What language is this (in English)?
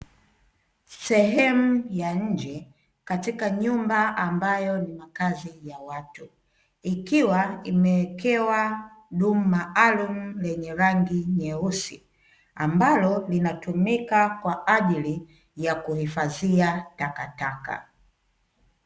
Swahili